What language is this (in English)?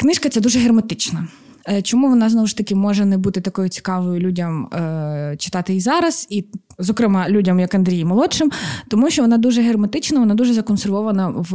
Ukrainian